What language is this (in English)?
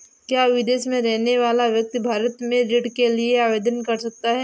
Hindi